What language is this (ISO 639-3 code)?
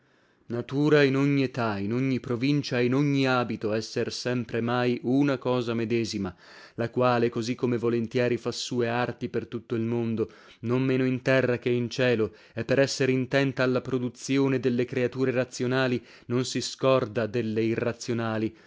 ita